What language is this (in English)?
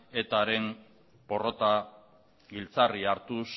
Basque